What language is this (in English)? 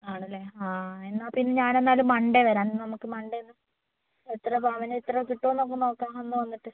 Malayalam